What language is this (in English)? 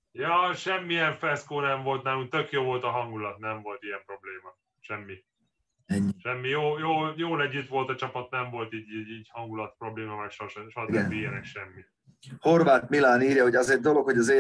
Hungarian